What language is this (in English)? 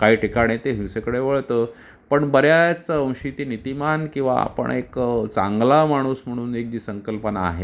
Marathi